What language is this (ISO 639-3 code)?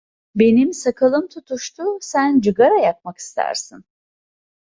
tur